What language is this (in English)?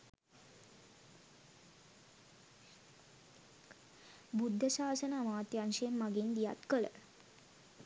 Sinhala